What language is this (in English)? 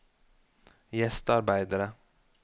Norwegian